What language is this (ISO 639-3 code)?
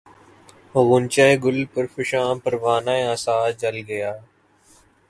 urd